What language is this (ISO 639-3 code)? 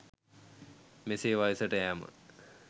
sin